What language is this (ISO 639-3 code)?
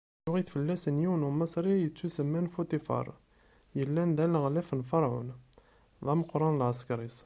kab